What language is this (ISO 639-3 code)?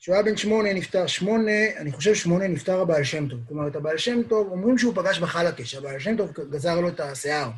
heb